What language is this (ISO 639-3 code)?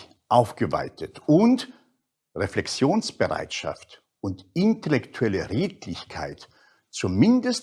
deu